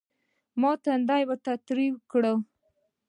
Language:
Pashto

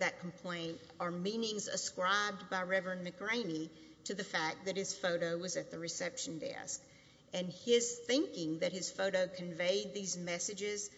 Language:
English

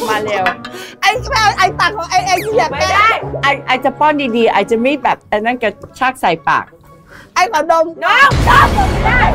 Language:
Thai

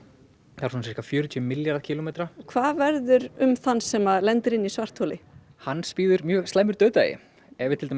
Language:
Icelandic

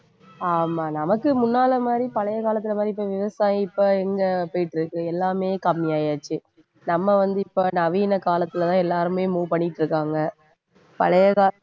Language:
Tamil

